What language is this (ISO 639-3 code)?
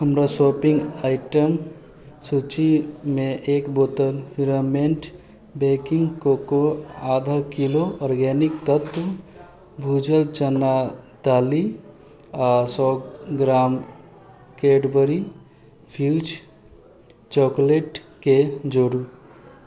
mai